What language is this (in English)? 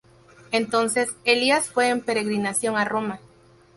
Spanish